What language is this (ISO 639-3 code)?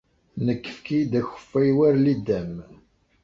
kab